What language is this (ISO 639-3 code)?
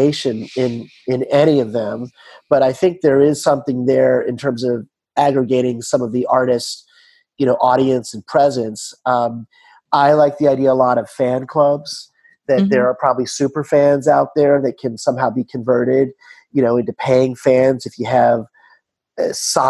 eng